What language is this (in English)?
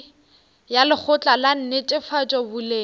Northern Sotho